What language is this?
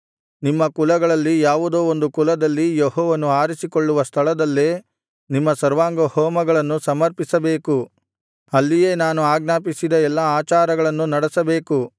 Kannada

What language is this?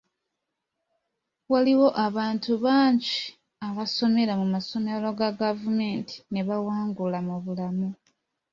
Ganda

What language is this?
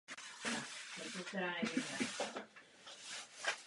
Czech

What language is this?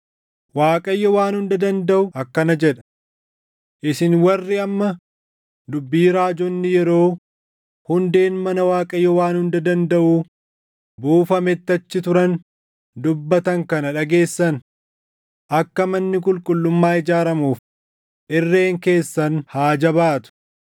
Oromo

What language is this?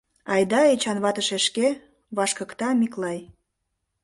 Mari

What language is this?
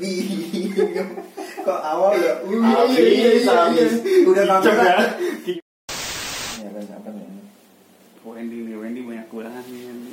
Indonesian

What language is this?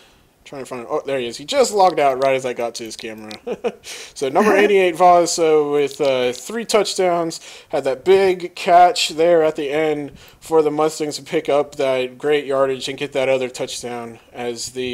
English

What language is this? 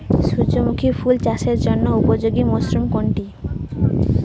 Bangla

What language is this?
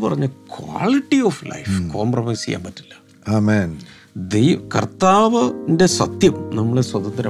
Malayalam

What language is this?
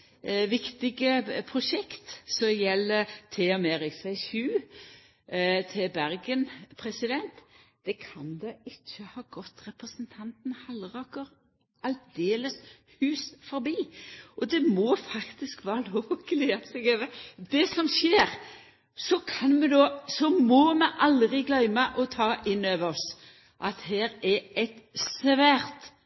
Norwegian Nynorsk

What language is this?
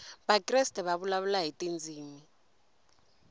Tsonga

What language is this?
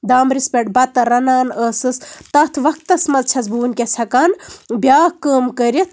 Kashmiri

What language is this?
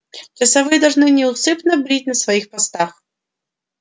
Russian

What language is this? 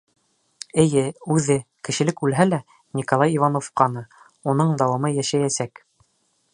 Bashkir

